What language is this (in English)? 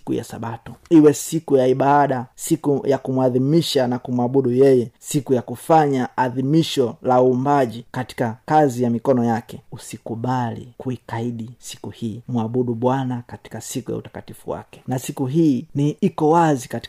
Swahili